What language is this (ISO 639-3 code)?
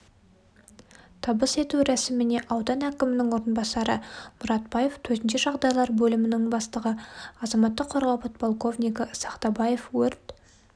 kaz